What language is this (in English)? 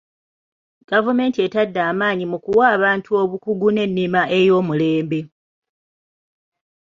Ganda